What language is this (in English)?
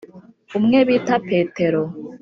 Kinyarwanda